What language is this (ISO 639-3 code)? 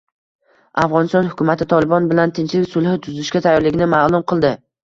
uzb